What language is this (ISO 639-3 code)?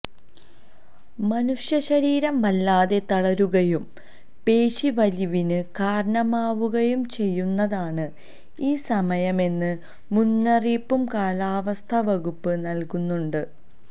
mal